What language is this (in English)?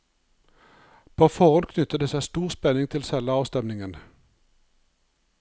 Norwegian